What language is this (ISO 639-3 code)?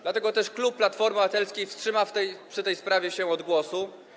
pol